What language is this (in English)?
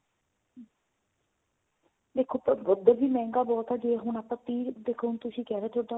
Punjabi